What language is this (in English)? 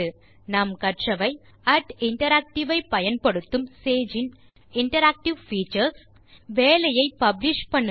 Tamil